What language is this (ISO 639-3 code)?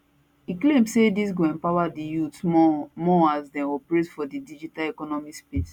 pcm